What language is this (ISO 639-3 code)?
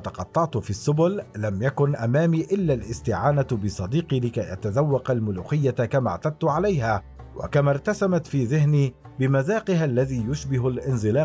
ara